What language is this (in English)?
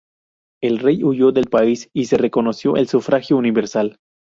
Spanish